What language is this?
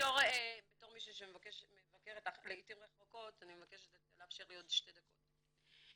Hebrew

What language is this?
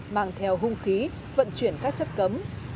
Vietnamese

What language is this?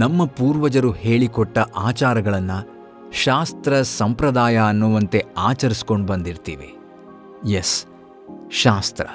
Kannada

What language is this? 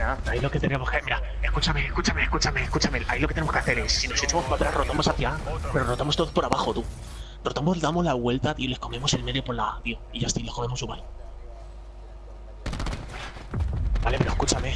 Spanish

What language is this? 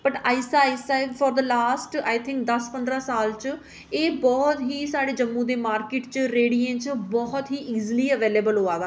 Dogri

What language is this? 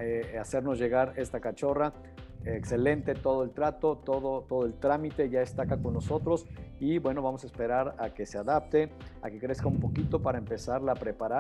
Spanish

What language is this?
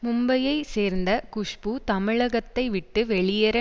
Tamil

